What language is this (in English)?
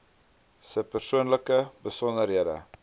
Afrikaans